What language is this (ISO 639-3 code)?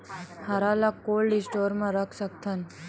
hne